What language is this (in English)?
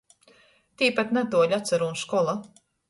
Latgalian